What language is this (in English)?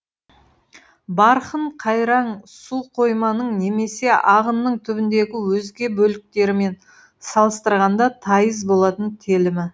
Kazakh